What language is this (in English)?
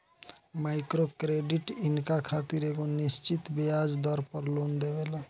Bhojpuri